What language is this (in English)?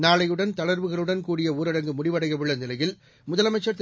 Tamil